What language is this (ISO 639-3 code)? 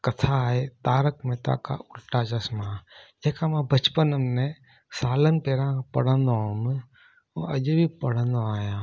snd